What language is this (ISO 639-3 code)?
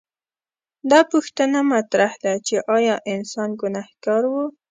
pus